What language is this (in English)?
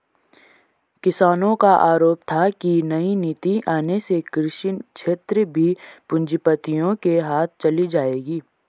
Hindi